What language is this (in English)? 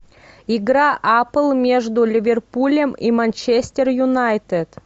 Russian